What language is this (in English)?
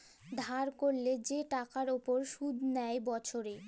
Bangla